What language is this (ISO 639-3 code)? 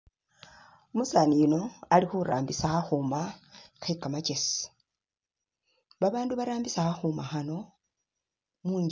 myx